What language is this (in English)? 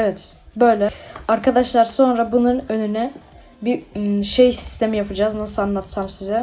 Turkish